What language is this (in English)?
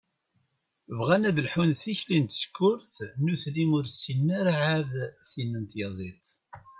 Kabyle